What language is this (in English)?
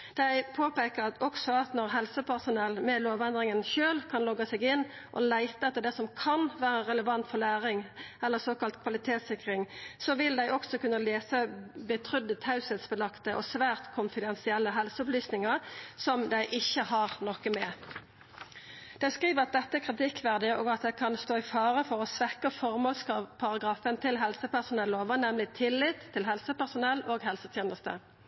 Norwegian Nynorsk